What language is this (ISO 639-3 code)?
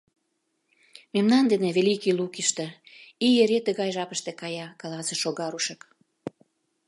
chm